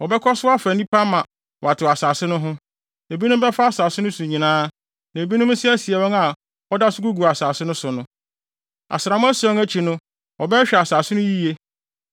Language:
Akan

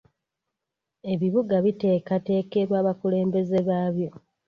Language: Ganda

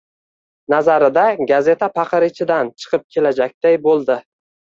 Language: Uzbek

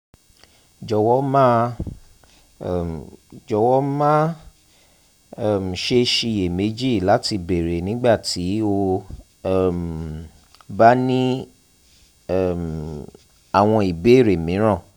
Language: Yoruba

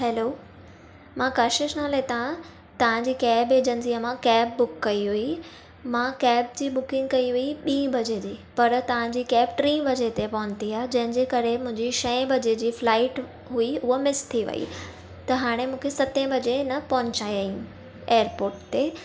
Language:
Sindhi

